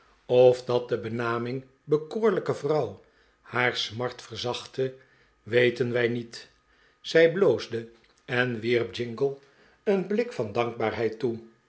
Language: Dutch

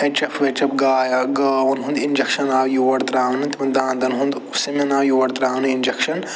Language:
Kashmiri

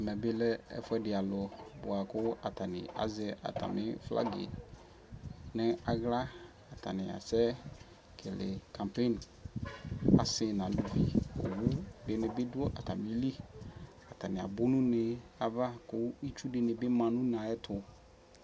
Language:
Ikposo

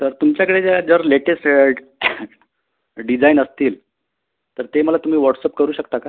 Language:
Marathi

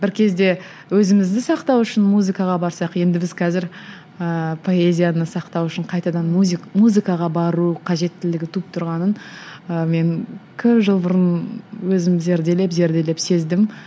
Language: Kazakh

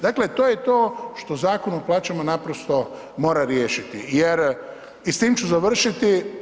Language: Croatian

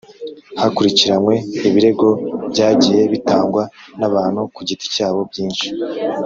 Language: Kinyarwanda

